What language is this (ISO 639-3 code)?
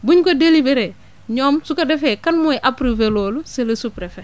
wol